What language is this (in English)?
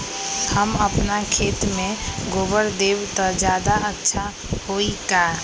Magahi